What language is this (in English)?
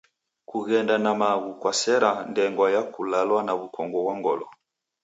Taita